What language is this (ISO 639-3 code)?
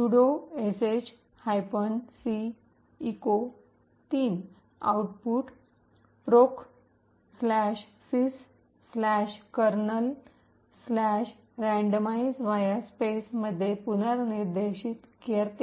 mar